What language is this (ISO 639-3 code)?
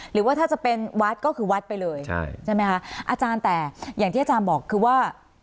tha